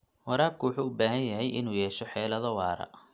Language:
Somali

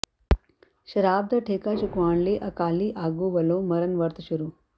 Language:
Punjabi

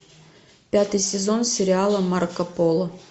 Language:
Russian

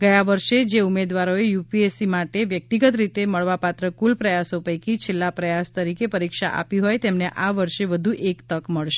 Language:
Gujarati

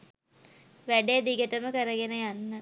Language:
Sinhala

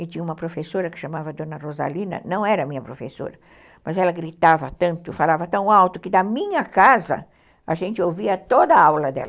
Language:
Portuguese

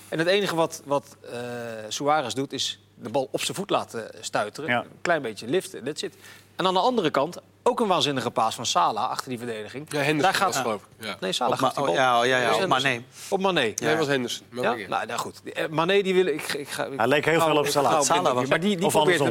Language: Dutch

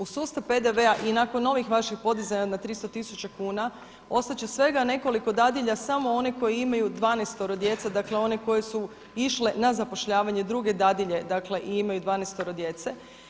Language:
Croatian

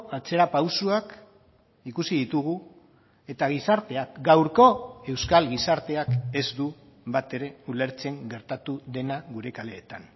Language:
Basque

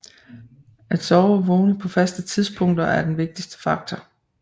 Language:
Danish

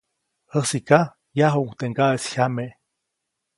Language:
Copainalá Zoque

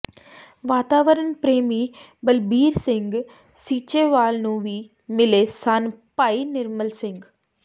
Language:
Punjabi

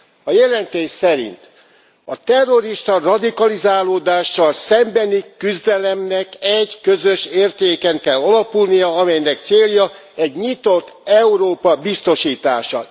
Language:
Hungarian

